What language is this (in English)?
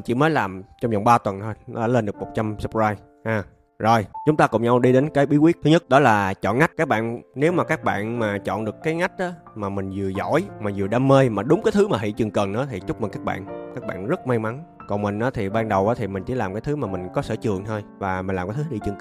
Vietnamese